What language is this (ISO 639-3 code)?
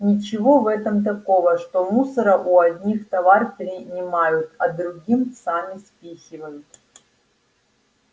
rus